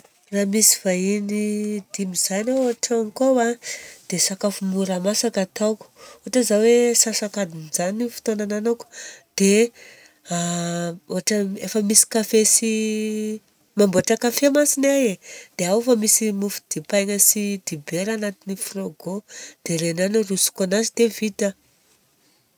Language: Southern Betsimisaraka Malagasy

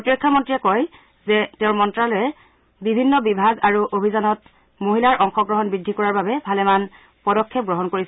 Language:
Assamese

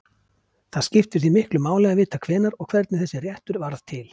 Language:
Icelandic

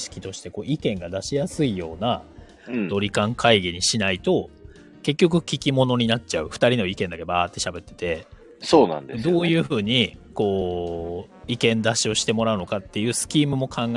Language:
Japanese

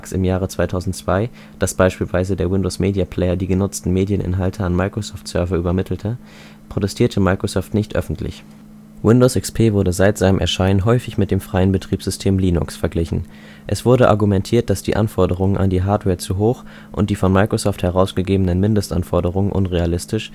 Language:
German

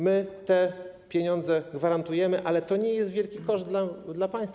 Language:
Polish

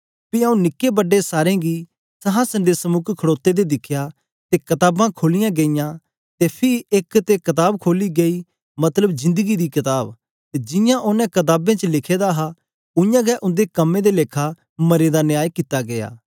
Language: Dogri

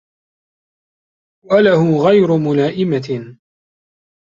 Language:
Arabic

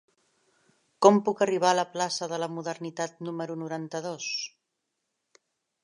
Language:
Catalan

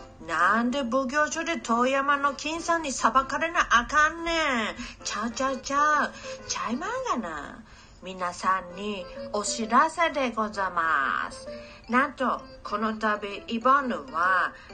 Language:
Japanese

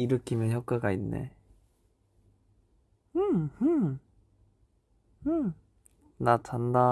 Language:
Korean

